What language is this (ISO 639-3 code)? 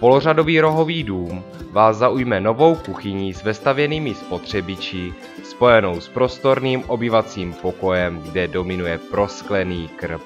ces